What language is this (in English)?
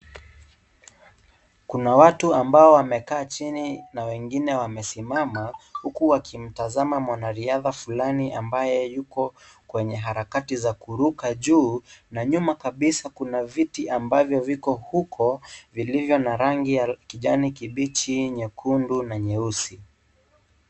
Swahili